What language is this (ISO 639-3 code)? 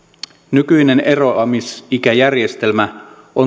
fin